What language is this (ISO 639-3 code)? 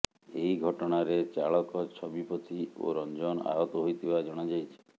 ori